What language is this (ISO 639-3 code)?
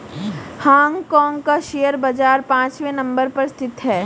hin